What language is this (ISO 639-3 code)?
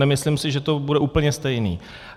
ces